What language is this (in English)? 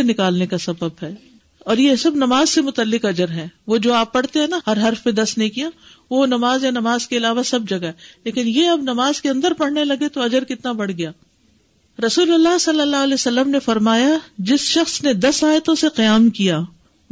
Urdu